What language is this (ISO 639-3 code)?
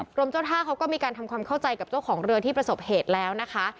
tha